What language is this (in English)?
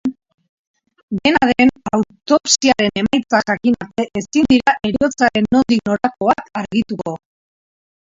Basque